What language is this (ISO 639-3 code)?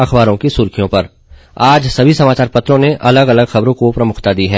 hin